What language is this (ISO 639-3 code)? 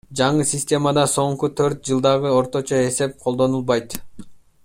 kir